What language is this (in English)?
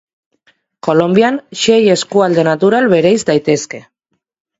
Basque